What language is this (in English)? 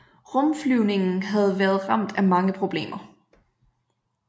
Danish